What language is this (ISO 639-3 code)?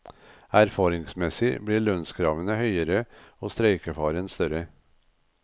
nor